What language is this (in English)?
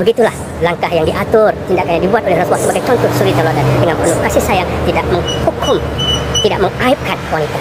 Malay